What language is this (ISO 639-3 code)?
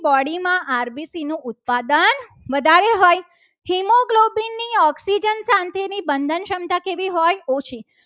guj